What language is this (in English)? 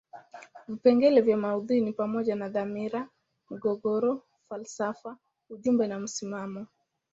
Swahili